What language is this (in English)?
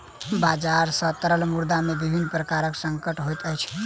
Maithili